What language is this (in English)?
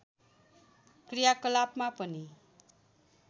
Nepali